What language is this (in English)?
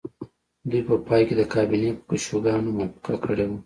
Pashto